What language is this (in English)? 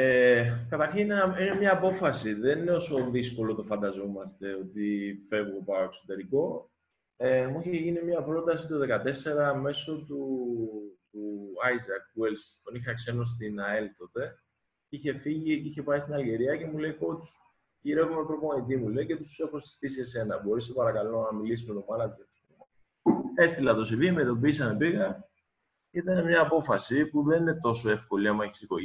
Greek